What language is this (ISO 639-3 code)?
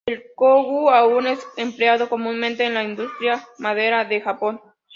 spa